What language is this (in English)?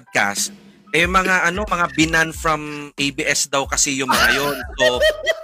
Filipino